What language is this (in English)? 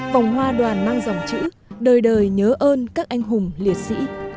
Vietnamese